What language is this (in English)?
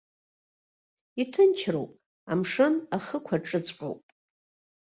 Abkhazian